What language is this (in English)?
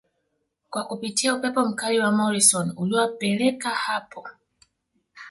Swahili